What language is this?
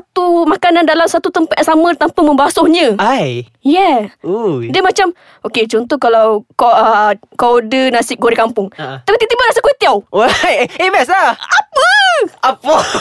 Malay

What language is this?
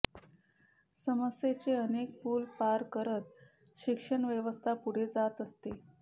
Marathi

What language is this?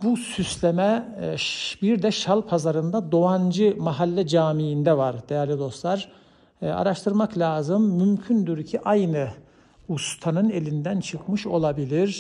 Turkish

